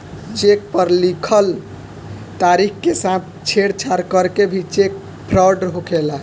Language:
Bhojpuri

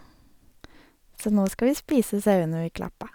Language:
Norwegian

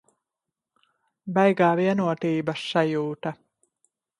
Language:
Latvian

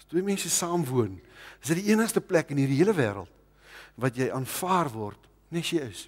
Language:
Dutch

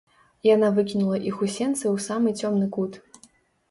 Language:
Belarusian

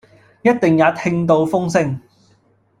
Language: Cantonese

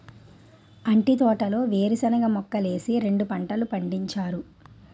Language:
Telugu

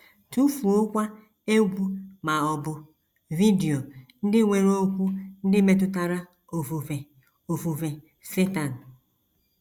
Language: Igbo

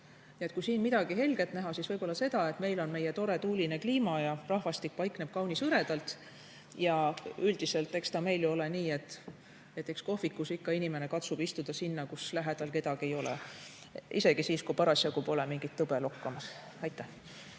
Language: Estonian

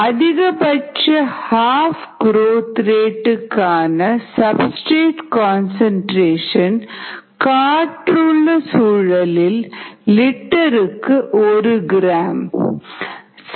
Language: Tamil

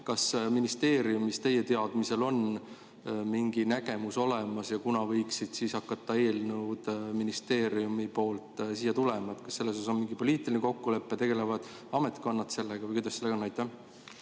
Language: Estonian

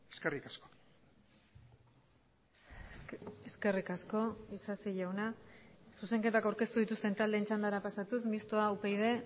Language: Basque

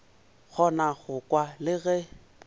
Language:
Northern Sotho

